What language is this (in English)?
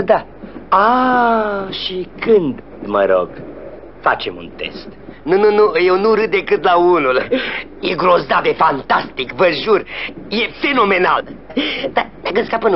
Romanian